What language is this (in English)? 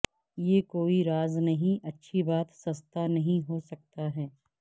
Urdu